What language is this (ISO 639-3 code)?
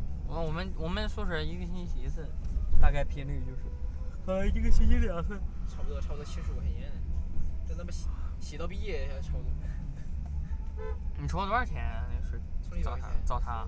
zho